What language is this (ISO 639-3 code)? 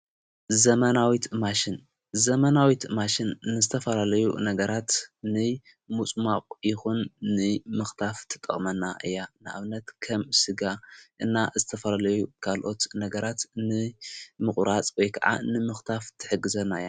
tir